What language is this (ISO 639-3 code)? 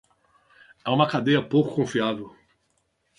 por